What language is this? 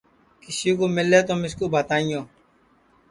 Sansi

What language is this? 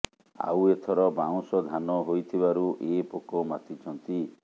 Odia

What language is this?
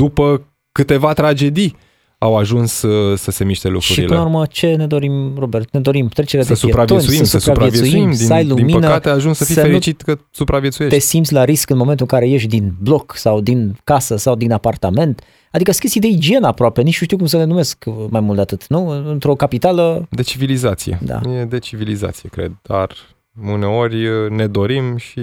Romanian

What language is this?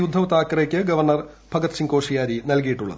Malayalam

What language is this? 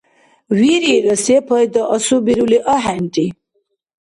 Dargwa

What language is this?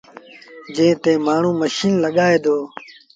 Sindhi Bhil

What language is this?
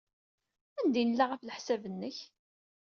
Kabyle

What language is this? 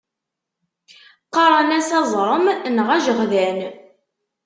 Kabyle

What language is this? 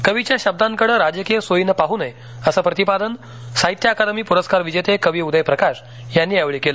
Marathi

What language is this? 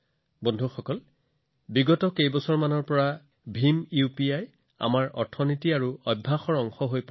Assamese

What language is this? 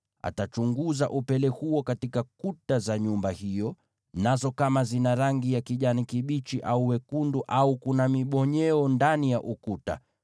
Swahili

